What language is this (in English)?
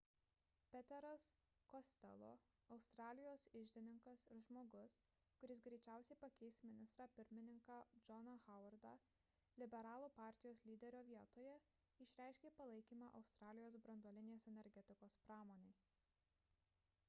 Lithuanian